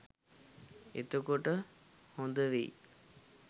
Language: Sinhala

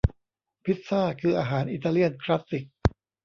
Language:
Thai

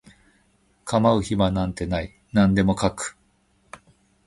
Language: Japanese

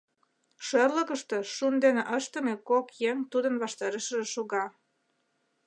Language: Mari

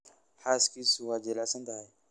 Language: Somali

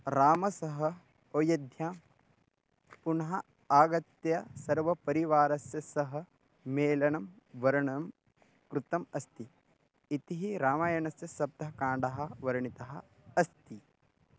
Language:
Sanskrit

